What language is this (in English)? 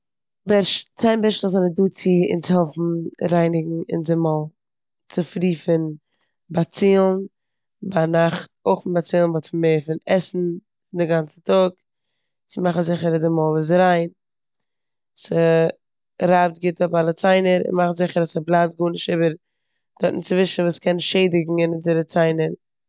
Yiddish